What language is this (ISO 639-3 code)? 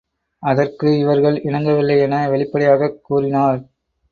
tam